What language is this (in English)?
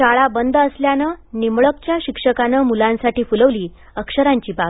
Marathi